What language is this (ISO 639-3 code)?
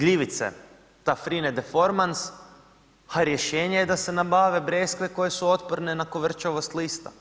hrv